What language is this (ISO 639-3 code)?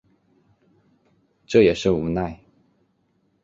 zho